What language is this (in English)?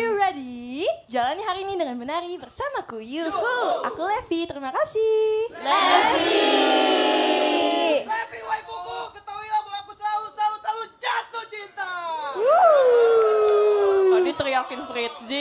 Indonesian